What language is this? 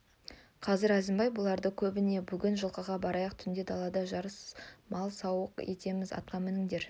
Kazakh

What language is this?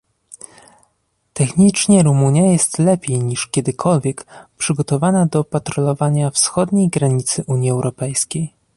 Polish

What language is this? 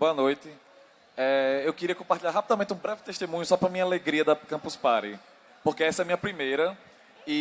Portuguese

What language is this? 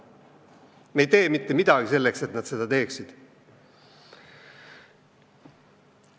Estonian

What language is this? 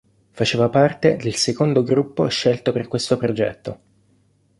Italian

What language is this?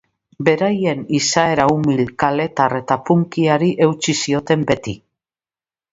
Basque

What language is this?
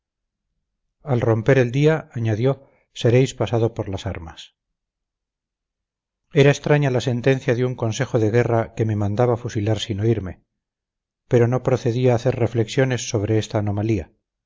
Spanish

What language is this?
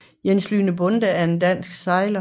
Danish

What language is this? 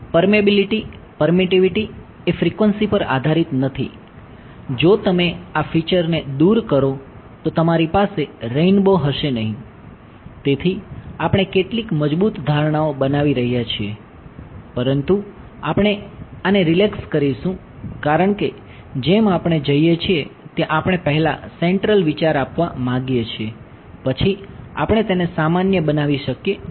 Gujarati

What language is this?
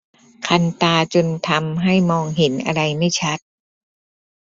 Thai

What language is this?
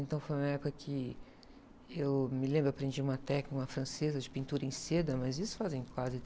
Portuguese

